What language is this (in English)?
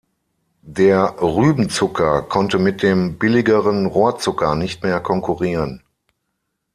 German